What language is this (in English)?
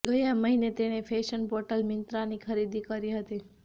Gujarati